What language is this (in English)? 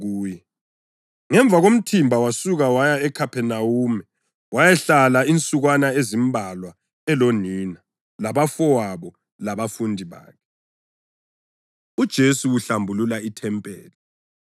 North Ndebele